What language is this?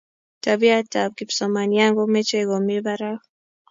Kalenjin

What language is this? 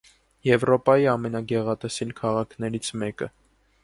Armenian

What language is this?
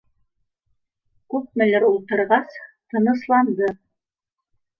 Bashkir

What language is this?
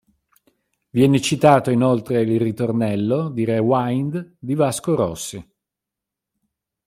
Italian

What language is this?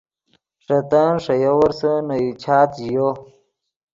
Yidgha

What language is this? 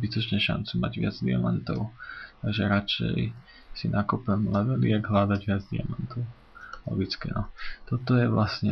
Polish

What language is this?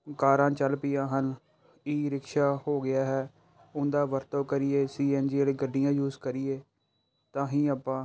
Punjabi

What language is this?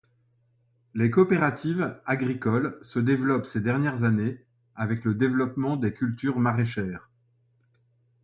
French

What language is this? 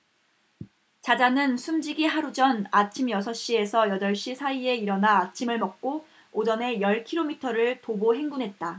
Korean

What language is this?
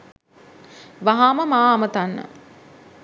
Sinhala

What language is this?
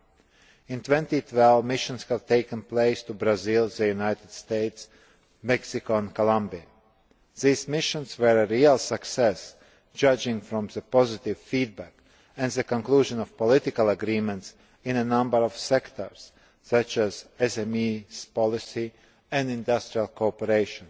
English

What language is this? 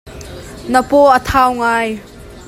Hakha Chin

